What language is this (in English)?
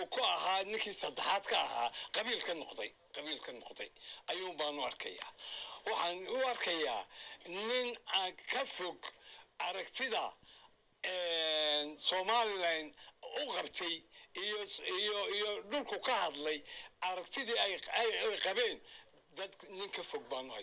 Arabic